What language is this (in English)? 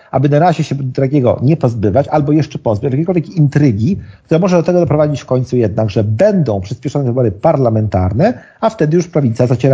Polish